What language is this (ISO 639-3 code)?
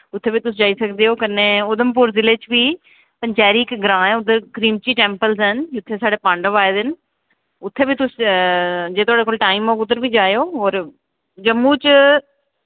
doi